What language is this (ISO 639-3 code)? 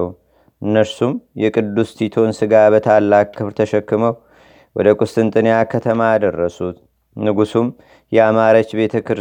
amh